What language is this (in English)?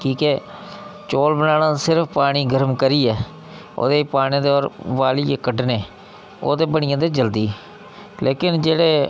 Dogri